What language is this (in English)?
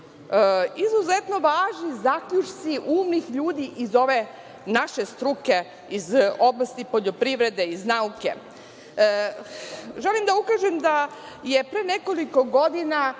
Serbian